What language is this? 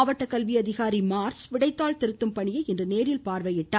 Tamil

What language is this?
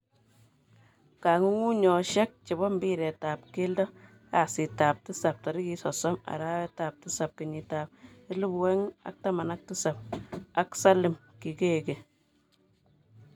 Kalenjin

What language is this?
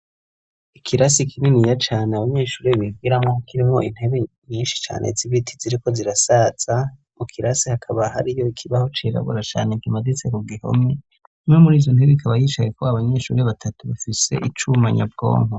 Rundi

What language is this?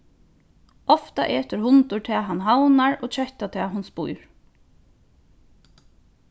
Faroese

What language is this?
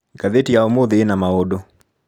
Kikuyu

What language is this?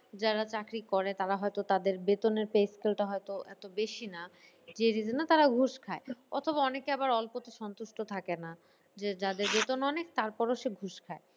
Bangla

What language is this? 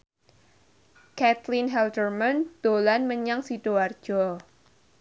Javanese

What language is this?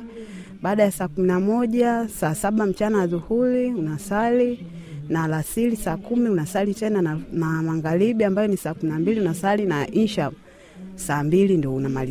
Swahili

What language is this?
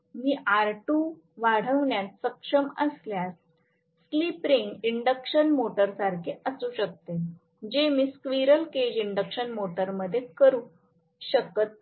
Marathi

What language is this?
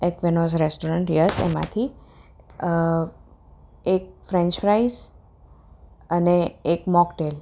Gujarati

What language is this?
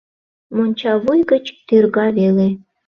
Mari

